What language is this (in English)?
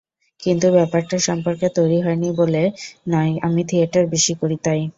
Bangla